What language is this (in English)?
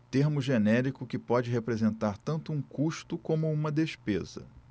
Portuguese